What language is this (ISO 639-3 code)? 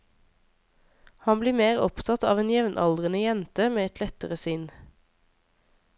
nor